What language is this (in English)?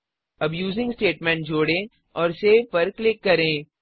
Hindi